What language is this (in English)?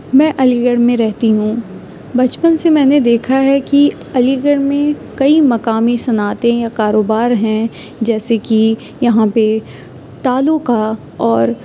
Urdu